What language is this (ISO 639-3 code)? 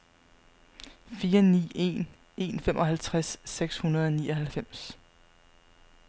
dan